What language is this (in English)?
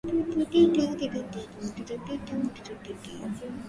Swahili